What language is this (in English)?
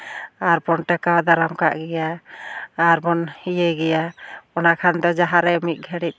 Santali